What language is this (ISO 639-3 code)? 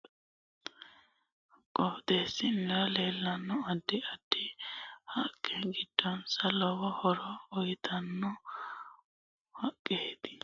sid